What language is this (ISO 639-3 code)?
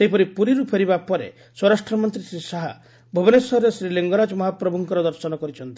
ori